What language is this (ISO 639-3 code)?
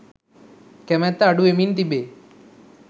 sin